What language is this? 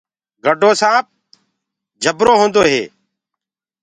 Gurgula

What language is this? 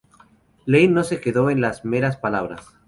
Spanish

